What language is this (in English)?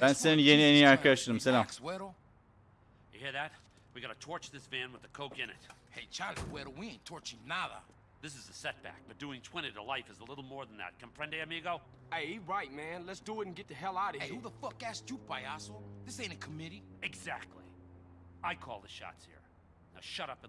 Turkish